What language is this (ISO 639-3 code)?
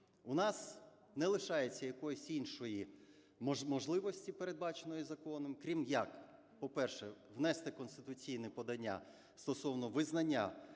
ukr